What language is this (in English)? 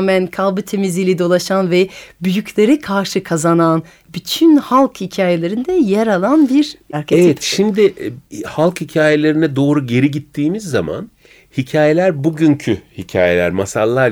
Turkish